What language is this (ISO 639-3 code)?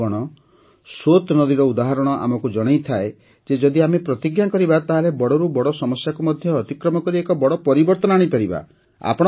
ori